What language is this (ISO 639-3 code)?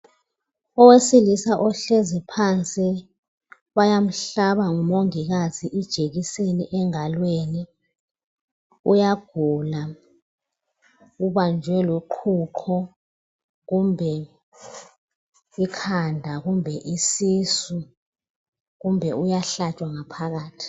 nde